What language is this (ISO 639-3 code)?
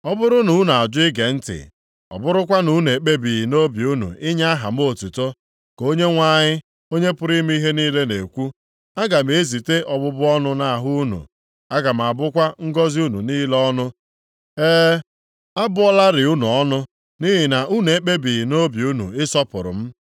ibo